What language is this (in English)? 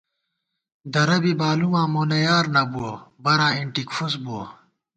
Gawar-Bati